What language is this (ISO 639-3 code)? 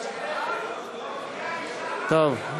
heb